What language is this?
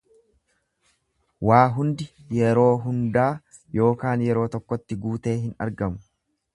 Oromo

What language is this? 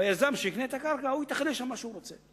Hebrew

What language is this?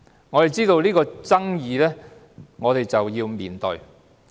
Cantonese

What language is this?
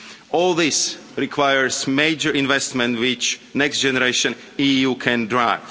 English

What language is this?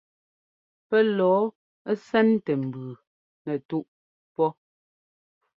Ngomba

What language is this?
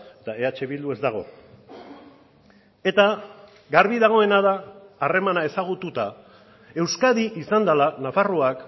Basque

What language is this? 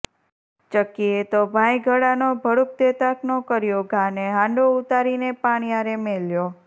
Gujarati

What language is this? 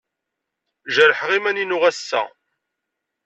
Kabyle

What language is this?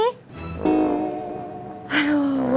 Indonesian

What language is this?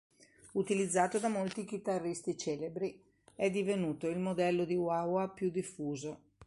Italian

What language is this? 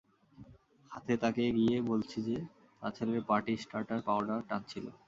Bangla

